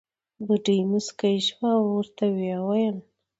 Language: Pashto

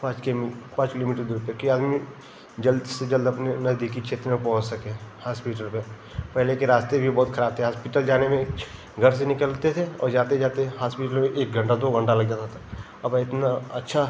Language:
Hindi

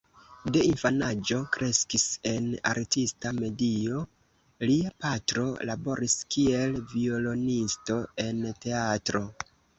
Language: Esperanto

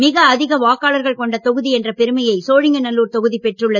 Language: Tamil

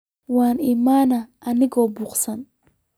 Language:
Somali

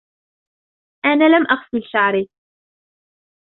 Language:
Arabic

